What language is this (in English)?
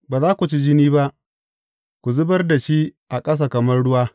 Hausa